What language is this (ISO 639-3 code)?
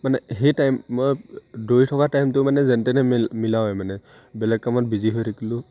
asm